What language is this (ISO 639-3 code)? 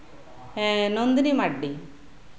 sat